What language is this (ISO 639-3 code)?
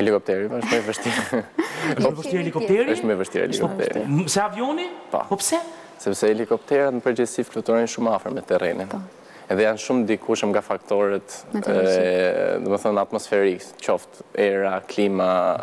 ron